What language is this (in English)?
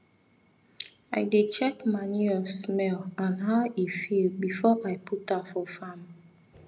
Nigerian Pidgin